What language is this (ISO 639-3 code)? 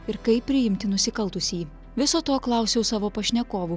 lit